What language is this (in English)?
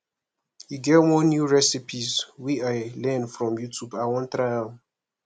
Nigerian Pidgin